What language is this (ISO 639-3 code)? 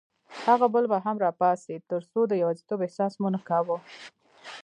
pus